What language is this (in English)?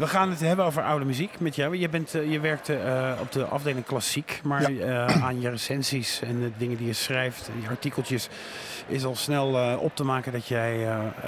Dutch